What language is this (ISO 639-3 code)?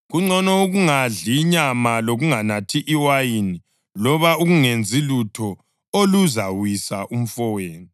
nde